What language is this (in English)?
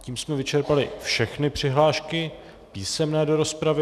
Czech